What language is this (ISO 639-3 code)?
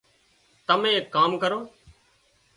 kxp